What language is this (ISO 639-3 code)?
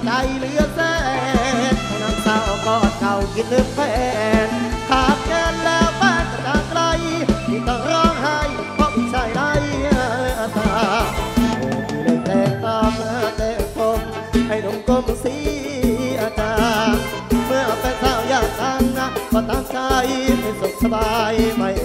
tha